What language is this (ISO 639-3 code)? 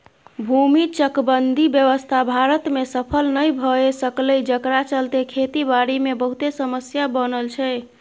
mai